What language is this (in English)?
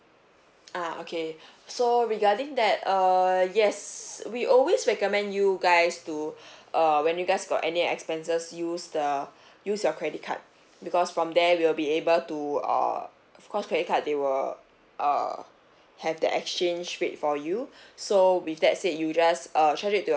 English